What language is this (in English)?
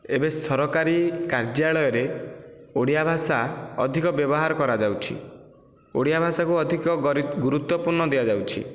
Odia